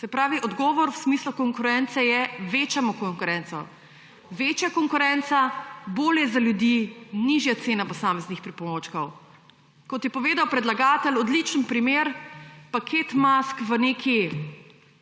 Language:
Slovenian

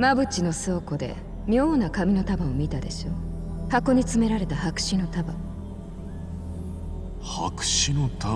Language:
Japanese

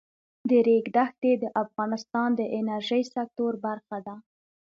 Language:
Pashto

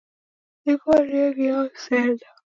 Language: Taita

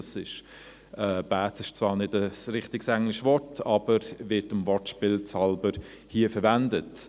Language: Swiss German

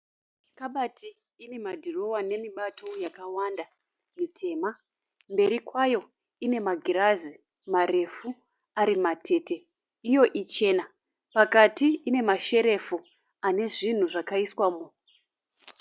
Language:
Shona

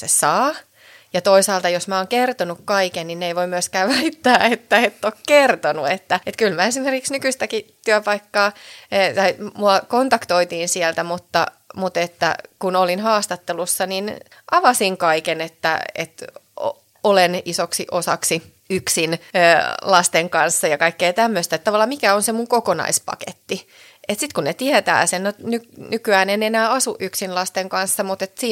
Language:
Finnish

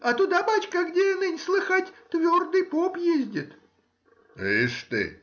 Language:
Russian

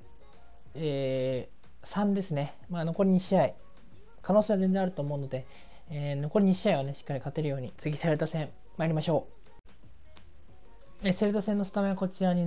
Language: Japanese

